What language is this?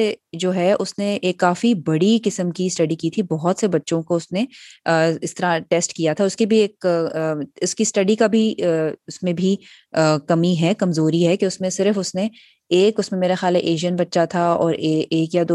Urdu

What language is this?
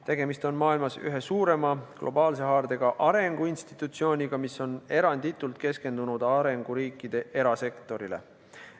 Estonian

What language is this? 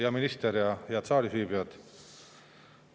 Estonian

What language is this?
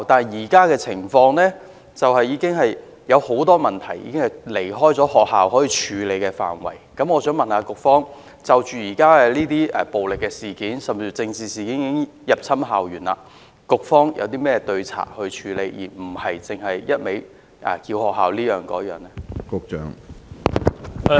Cantonese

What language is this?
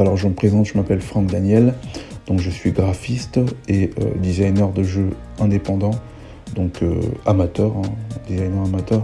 French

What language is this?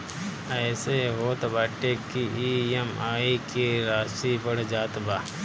Bhojpuri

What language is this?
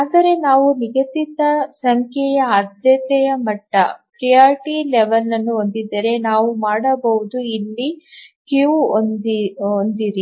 Kannada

